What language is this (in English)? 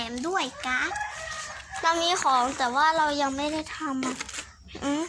Thai